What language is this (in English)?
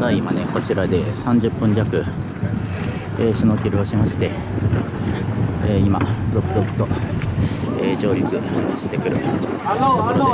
Japanese